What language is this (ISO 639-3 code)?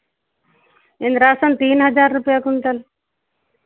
hin